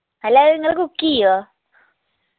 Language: Malayalam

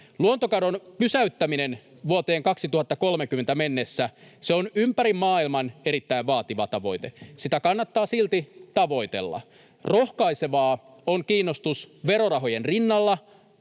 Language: Finnish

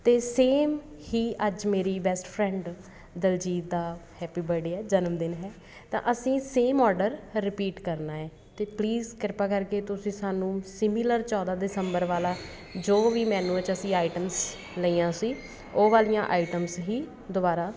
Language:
Punjabi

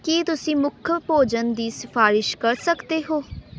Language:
Punjabi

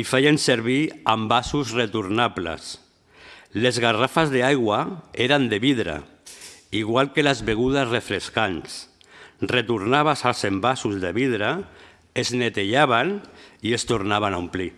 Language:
Catalan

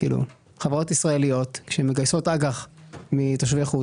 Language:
Hebrew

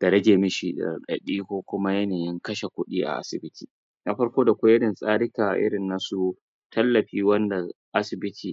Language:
Hausa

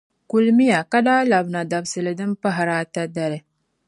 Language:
Dagbani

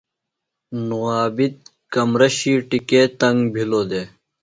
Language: Phalura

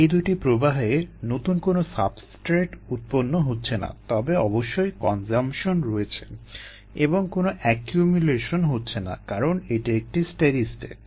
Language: Bangla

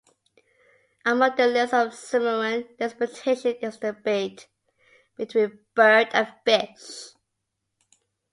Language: English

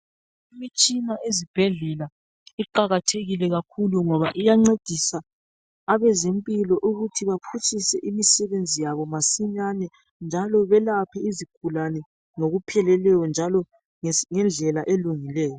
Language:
North Ndebele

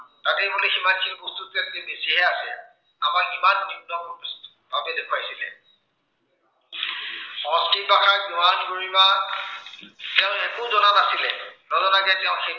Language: Assamese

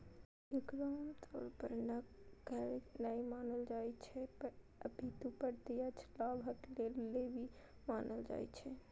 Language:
Maithili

